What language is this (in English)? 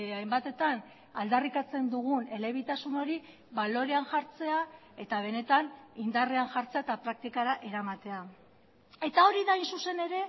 Basque